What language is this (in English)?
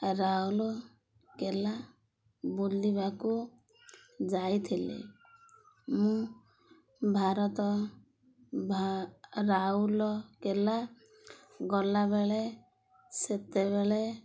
Odia